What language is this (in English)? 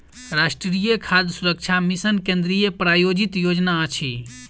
Maithili